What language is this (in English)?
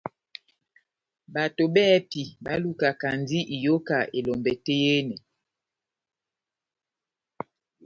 Batanga